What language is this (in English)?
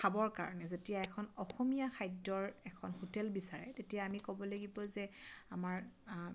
Assamese